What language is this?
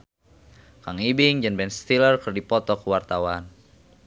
Sundanese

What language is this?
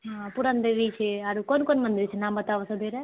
Maithili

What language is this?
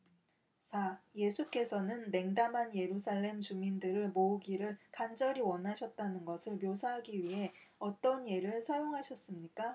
Korean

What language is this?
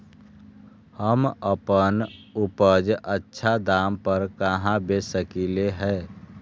Magahi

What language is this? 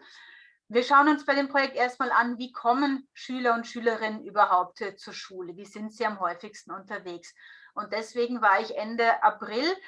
German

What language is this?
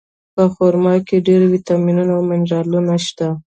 Pashto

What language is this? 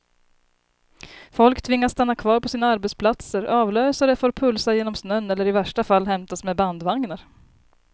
Swedish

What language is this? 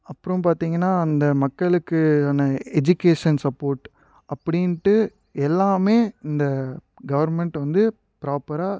Tamil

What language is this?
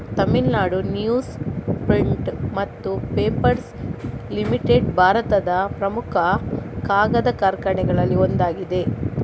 Kannada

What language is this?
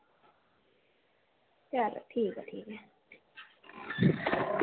Dogri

